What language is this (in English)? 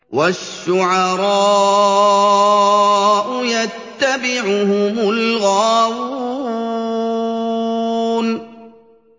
Arabic